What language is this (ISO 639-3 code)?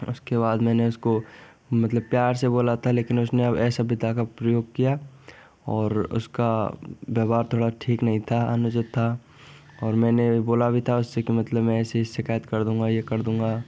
hin